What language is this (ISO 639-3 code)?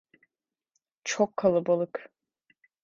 tur